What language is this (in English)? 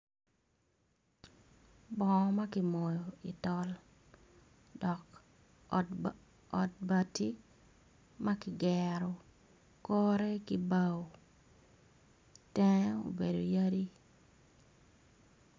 Acoli